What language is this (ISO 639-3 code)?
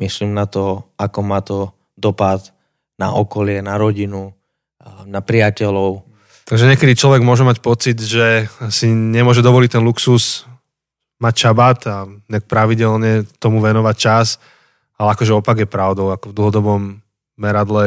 slk